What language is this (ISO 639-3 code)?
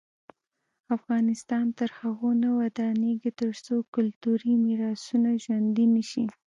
pus